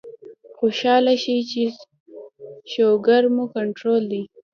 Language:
Pashto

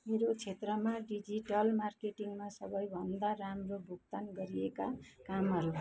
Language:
Nepali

